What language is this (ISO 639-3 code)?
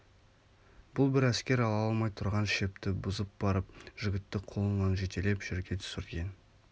kaz